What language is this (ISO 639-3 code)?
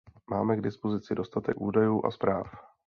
ces